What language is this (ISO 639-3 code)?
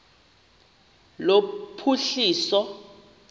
xho